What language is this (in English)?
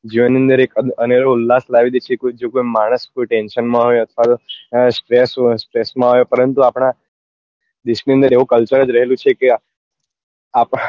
Gujarati